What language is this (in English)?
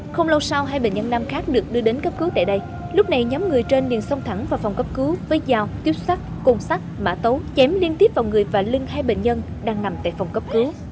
Vietnamese